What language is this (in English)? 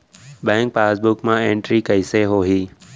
Chhattisgarhi